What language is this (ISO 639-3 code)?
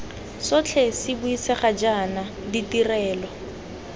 tsn